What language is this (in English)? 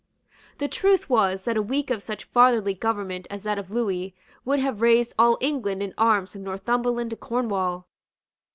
English